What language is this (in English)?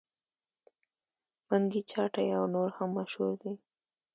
Pashto